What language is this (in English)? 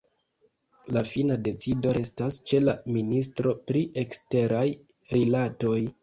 Esperanto